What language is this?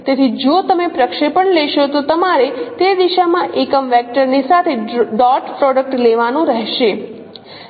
Gujarati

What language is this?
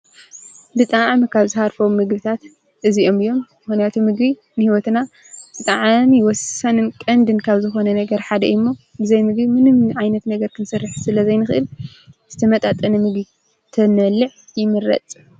Tigrinya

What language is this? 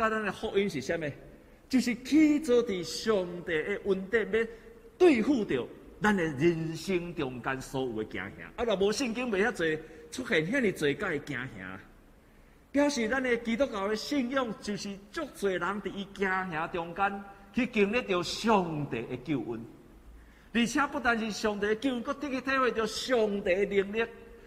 Chinese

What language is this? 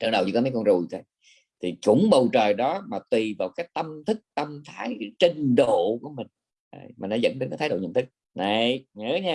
Vietnamese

